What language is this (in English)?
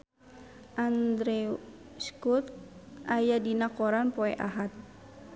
Sundanese